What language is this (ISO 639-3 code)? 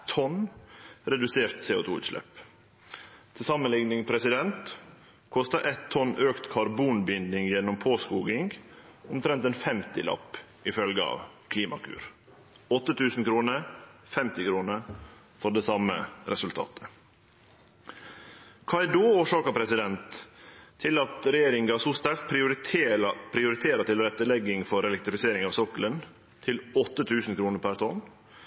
nno